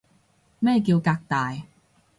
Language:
Cantonese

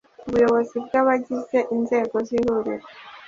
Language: Kinyarwanda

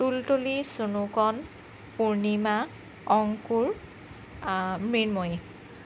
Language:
Assamese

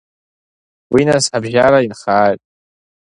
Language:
Abkhazian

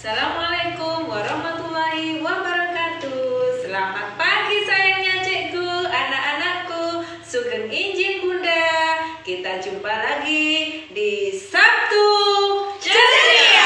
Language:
Indonesian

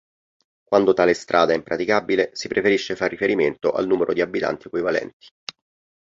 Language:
Italian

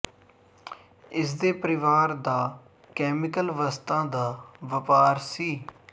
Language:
Punjabi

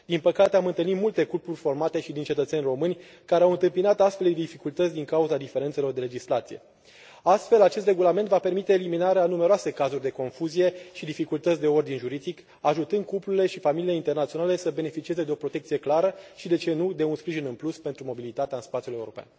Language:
Romanian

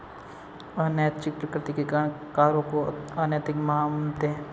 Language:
Hindi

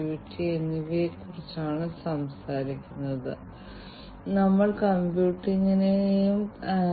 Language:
Malayalam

